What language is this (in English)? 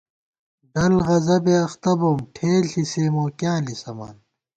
Gawar-Bati